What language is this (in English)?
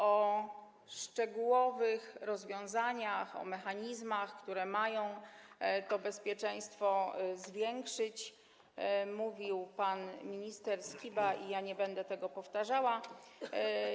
Polish